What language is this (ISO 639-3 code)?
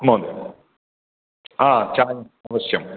san